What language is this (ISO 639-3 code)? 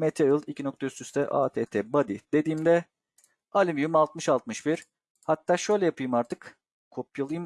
tur